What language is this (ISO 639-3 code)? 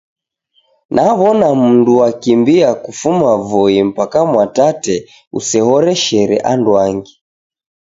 dav